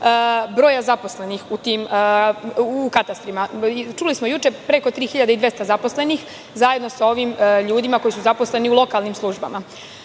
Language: Serbian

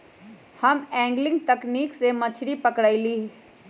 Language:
Magahi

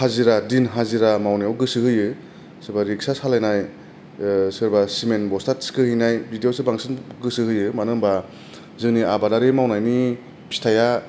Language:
Bodo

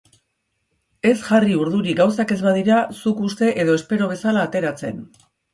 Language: Basque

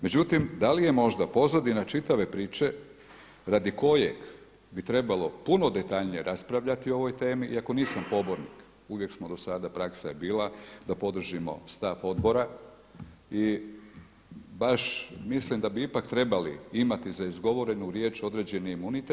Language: Croatian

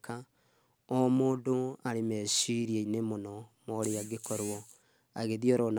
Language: Kikuyu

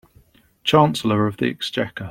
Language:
English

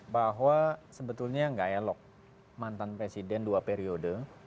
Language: Indonesian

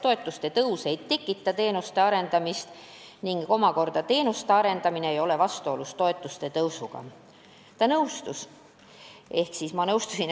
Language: Estonian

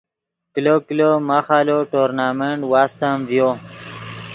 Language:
Yidgha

